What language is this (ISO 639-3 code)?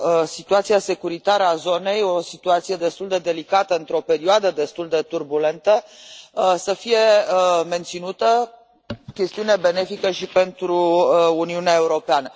ron